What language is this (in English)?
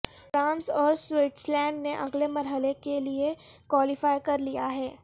Urdu